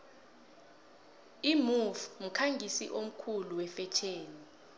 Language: South Ndebele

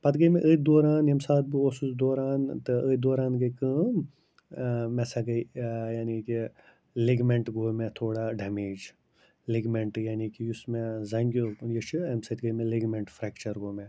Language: Kashmiri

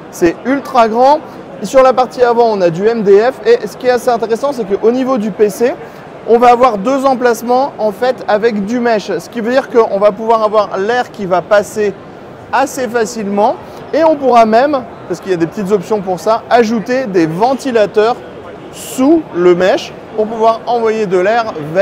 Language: French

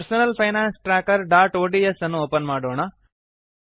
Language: Kannada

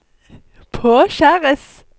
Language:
Norwegian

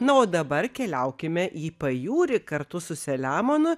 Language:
Lithuanian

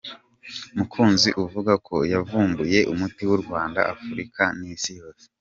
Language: Kinyarwanda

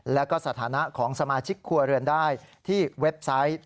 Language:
Thai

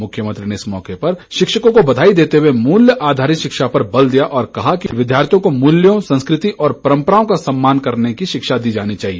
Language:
Hindi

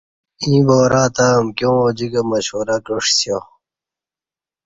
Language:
Kati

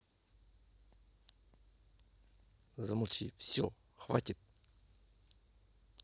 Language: Russian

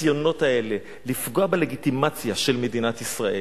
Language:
Hebrew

